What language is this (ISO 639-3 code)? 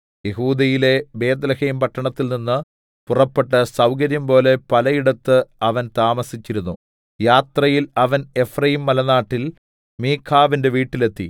mal